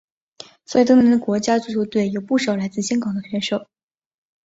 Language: Chinese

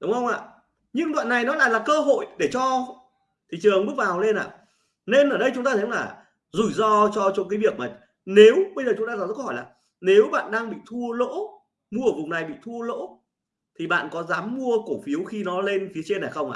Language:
Vietnamese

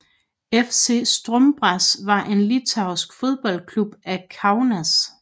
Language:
Danish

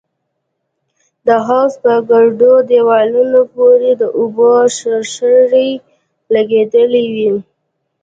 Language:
Pashto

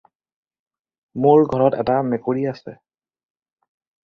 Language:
Assamese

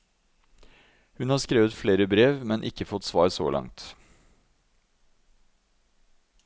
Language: Norwegian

